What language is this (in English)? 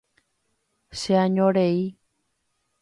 Guarani